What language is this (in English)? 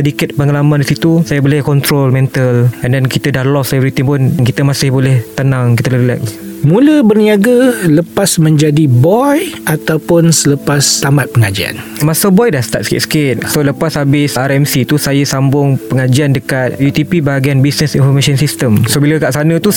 Malay